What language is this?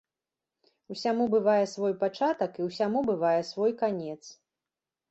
Belarusian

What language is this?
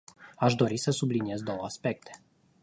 Romanian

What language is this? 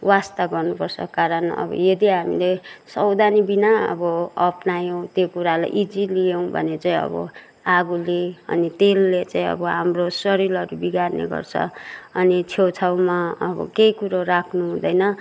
Nepali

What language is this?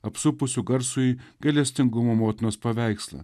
Lithuanian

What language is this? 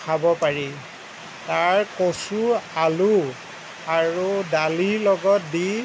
Assamese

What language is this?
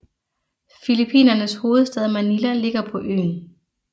Danish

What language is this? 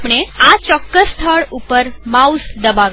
Gujarati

